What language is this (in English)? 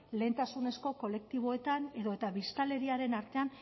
Basque